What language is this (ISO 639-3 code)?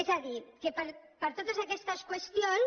cat